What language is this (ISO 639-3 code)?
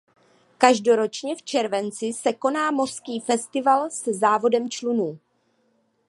ces